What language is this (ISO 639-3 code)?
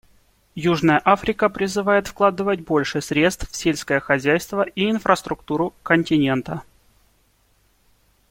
rus